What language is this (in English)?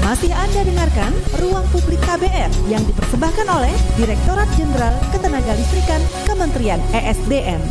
Indonesian